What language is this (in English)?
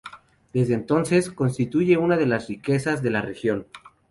Spanish